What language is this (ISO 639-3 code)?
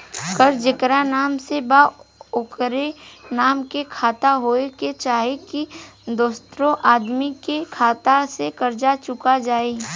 bho